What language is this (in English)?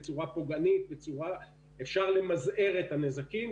Hebrew